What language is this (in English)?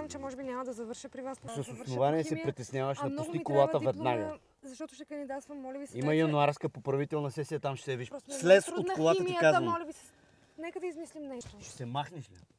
Bulgarian